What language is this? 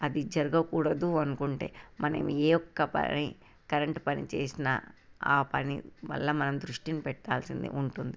Telugu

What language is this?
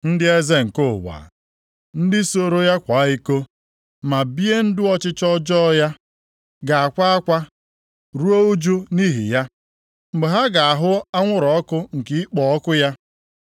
Igbo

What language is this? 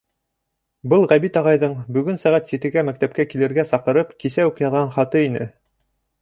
Bashkir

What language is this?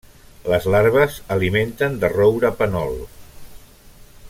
Catalan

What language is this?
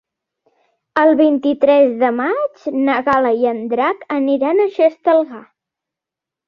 Catalan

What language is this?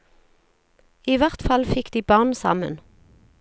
Norwegian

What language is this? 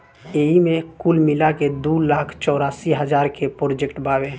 Bhojpuri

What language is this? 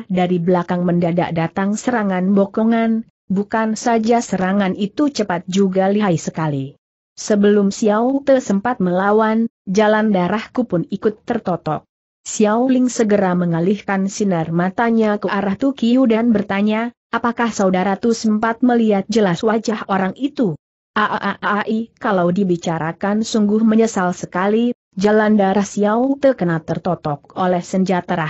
Indonesian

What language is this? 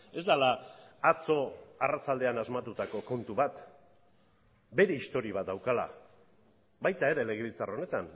Basque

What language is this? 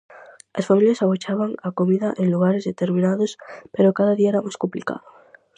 Galician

